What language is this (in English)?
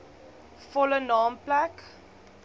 Afrikaans